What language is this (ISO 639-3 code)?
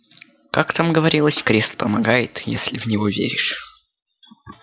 rus